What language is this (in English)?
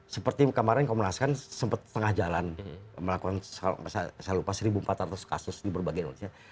Indonesian